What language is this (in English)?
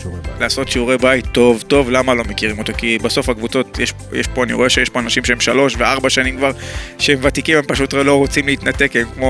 Hebrew